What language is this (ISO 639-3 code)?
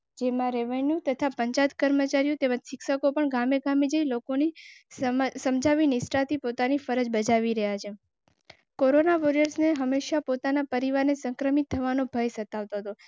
guj